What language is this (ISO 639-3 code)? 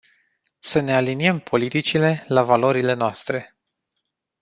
ron